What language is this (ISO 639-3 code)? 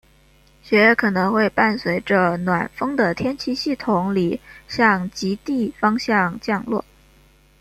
zho